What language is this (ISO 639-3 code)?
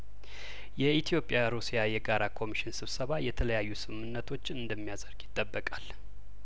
amh